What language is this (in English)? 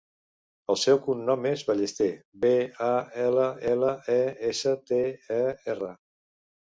Catalan